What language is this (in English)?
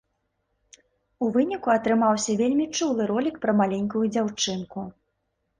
Belarusian